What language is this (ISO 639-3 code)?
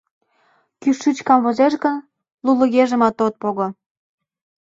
chm